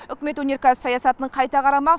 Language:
Kazakh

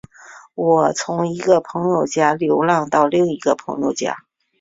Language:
Chinese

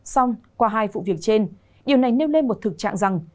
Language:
Vietnamese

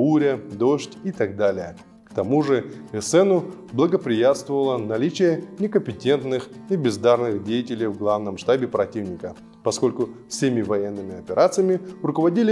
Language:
Russian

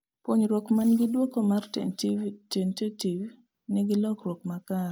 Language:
Luo (Kenya and Tanzania)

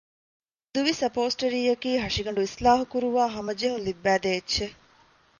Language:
Divehi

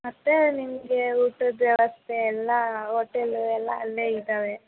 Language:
Kannada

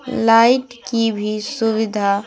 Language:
Hindi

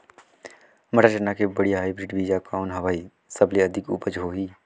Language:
Chhattisgarhi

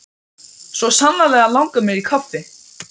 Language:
Icelandic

